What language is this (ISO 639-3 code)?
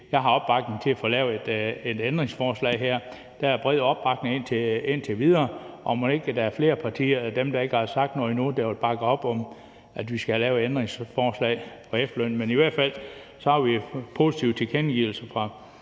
dan